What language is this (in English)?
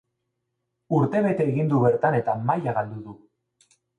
Basque